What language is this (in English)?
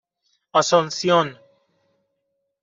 Persian